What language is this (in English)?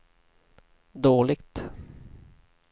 Swedish